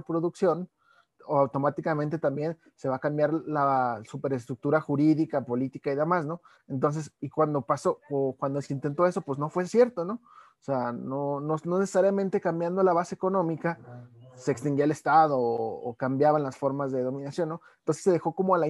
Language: Spanish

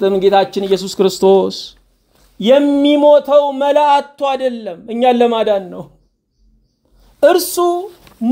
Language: Arabic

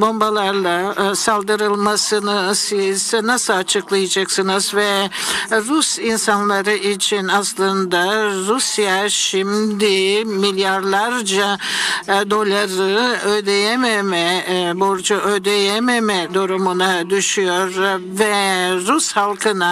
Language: Turkish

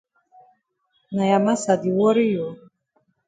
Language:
Cameroon Pidgin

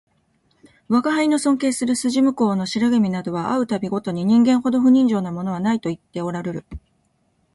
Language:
Japanese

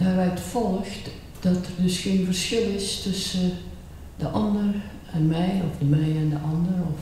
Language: Dutch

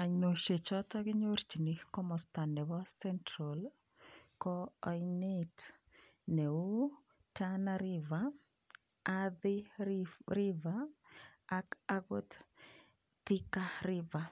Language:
Kalenjin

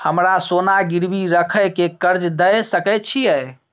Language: Maithili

